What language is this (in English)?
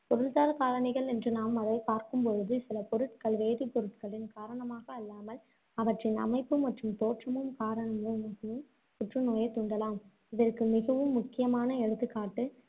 Tamil